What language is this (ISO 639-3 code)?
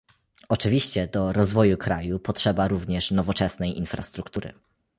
pol